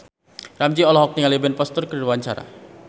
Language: Sundanese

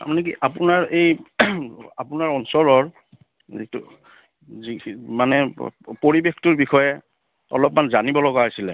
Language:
Assamese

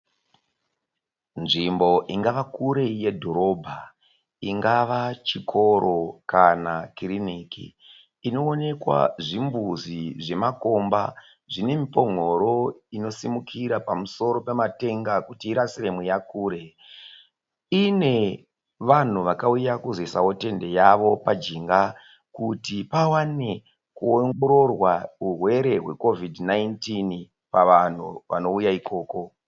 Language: Shona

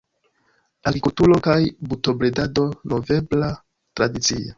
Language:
Esperanto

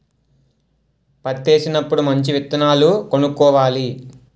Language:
Telugu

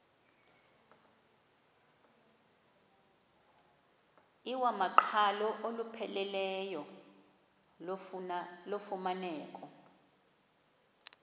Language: Xhosa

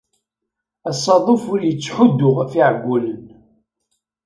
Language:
Kabyle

